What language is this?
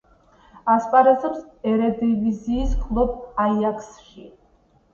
Georgian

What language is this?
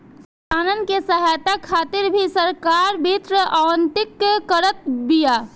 Bhojpuri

